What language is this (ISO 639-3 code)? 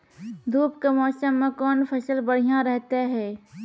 mai